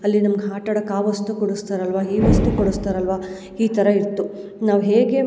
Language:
Kannada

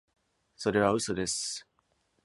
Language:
Japanese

